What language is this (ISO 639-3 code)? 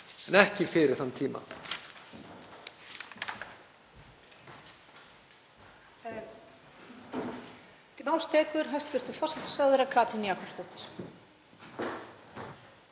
isl